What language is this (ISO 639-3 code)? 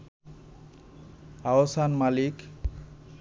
ben